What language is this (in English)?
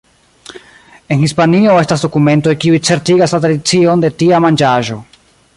Esperanto